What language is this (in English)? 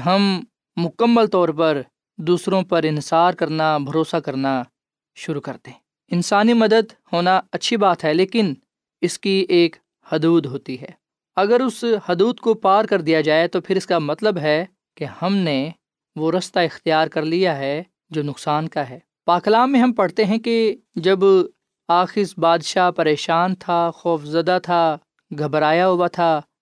Urdu